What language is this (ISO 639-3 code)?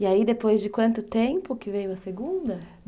por